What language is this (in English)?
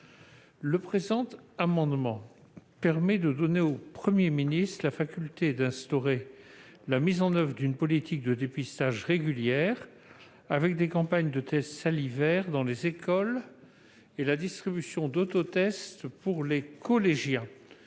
French